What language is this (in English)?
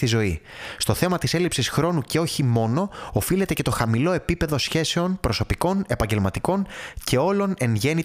Greek